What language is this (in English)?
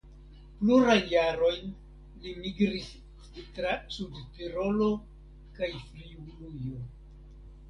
Esperanto